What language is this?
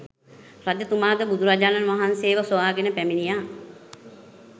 Sinhala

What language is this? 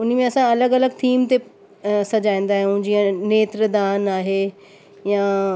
Sindhi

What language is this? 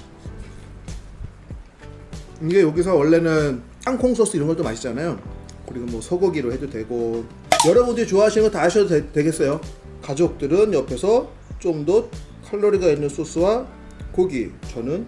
Korean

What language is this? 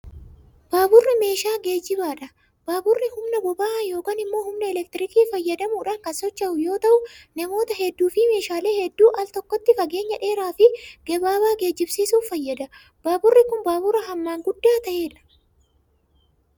Oromo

